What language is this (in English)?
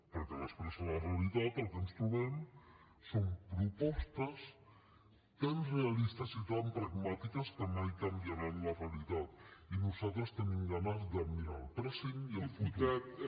Catalan